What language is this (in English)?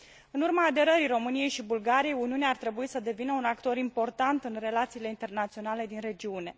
Romanian